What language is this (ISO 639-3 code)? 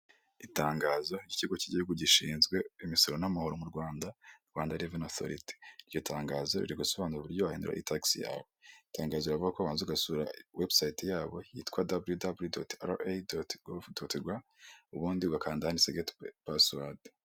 kin